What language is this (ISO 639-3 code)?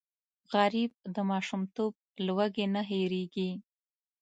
pus